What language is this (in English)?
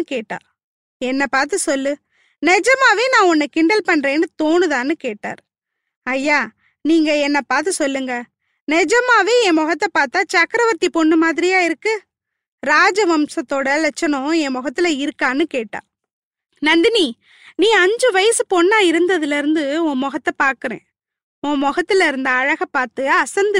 Tamil